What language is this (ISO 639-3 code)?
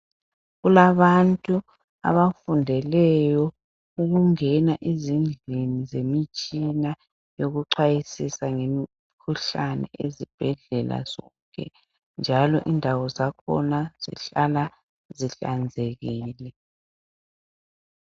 nde